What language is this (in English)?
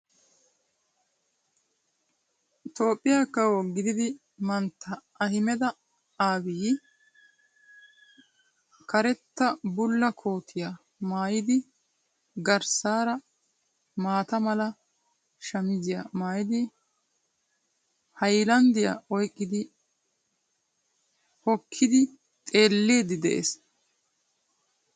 Wolaytta